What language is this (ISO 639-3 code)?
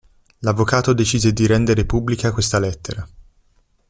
ita